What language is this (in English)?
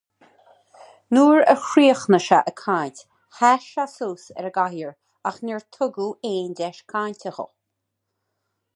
Irish